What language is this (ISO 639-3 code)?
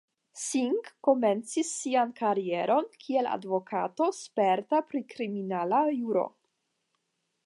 epo